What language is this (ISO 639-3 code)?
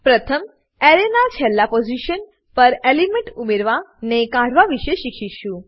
guj